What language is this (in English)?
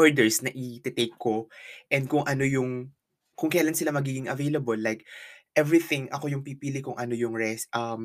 Filipino